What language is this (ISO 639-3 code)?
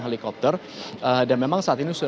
ind